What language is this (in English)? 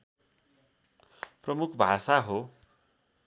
Nepali